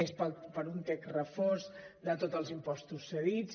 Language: Catalan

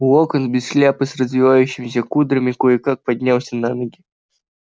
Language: Russian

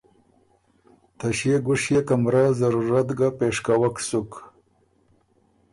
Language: Ormuri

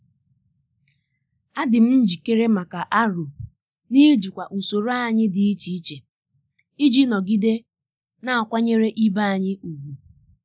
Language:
Igbo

